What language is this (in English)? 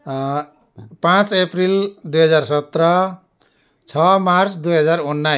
Nepali